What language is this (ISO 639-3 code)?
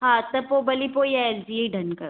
snd